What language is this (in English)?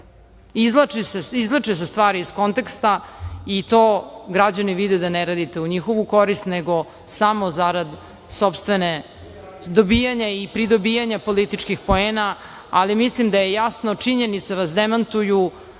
Serbian